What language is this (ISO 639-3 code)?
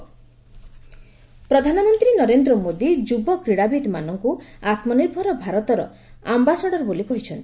ori